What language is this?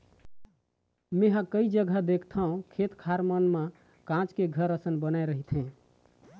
Chhattisgarhi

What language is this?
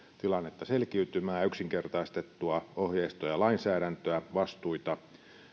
Finnish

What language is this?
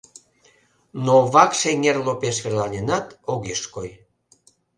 Mari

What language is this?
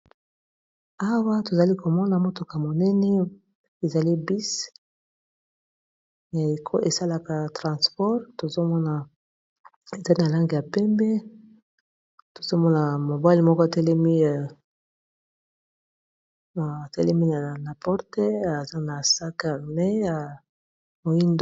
Lingala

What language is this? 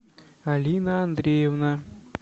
Russian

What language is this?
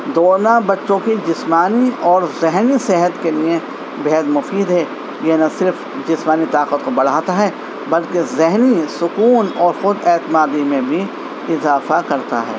Urdu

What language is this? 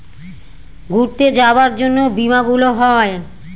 Bangla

